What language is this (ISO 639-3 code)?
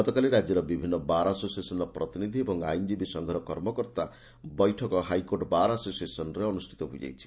ori